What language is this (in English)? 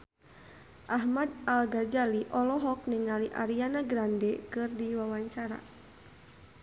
Sundanese